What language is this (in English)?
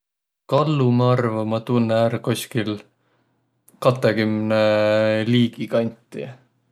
Võro